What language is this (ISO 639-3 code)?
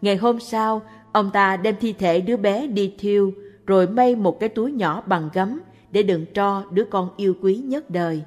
vie